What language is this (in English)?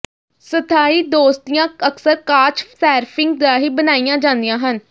Punjabi